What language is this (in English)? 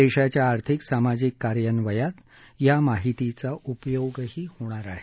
Marathi